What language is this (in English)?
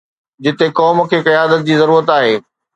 Sindhi